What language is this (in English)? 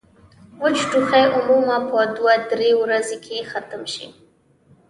Pashto